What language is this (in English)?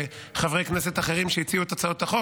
Hebrew